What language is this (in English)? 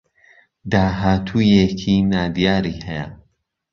Central Kurdish